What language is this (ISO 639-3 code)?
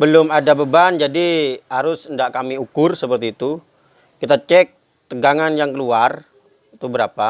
ind